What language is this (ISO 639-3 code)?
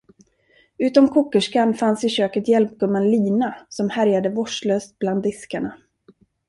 swe